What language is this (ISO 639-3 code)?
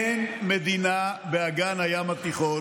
heb